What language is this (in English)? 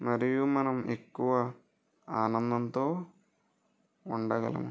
Telugu